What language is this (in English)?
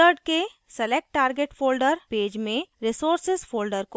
Hindi